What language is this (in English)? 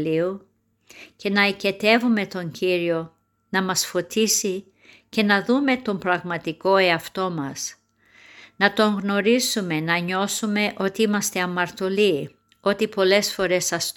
Greek